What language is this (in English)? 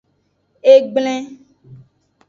Aja (Benin)